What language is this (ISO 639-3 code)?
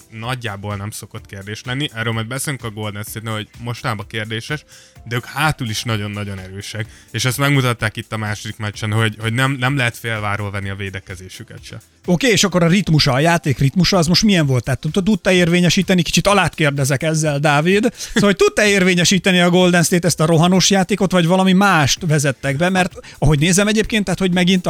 hun